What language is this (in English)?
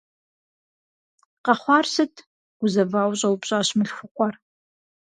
Kabardian